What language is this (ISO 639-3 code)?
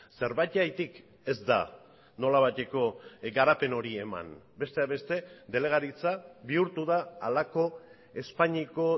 eus